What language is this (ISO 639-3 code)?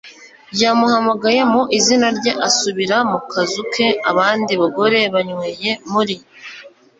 kin